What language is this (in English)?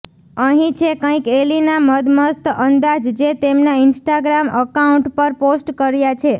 Gujarati